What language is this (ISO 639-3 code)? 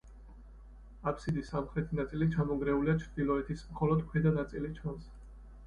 kat